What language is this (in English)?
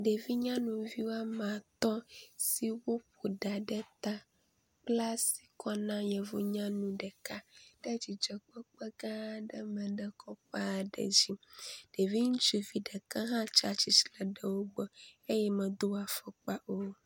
Ewe